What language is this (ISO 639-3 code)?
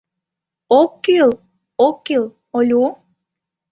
chm